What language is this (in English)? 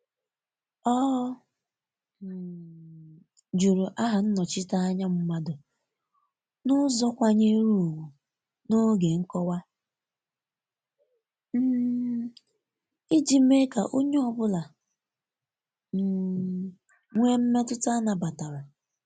Igbo